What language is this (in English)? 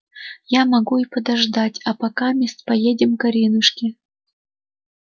Russian